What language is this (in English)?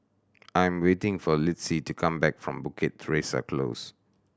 English